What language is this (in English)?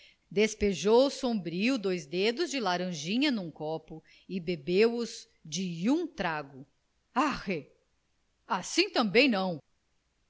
Portuguese